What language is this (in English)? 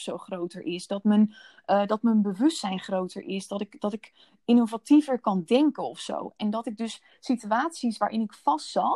Dutch